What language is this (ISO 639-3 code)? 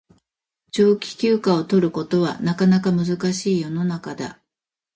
jpn